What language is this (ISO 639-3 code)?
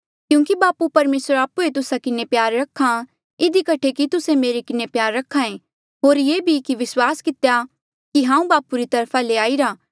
mjl